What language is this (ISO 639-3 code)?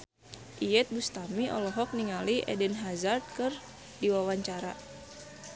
sun